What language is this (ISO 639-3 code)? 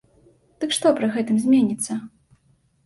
bel